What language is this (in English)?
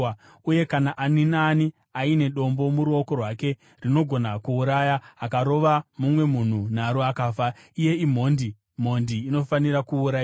Shona